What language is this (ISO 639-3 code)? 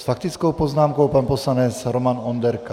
ces